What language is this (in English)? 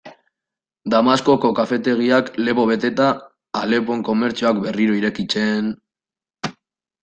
Basque